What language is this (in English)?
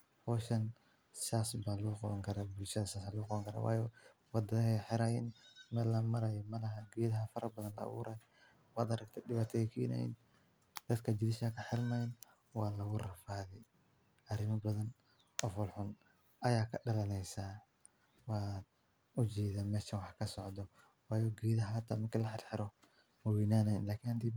Somali